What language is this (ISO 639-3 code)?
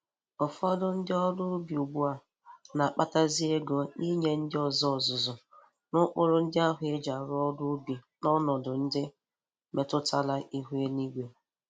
ibo